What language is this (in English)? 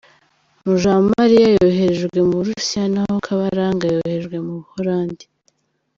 Kinyarwanda